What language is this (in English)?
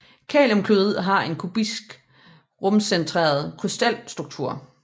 Danish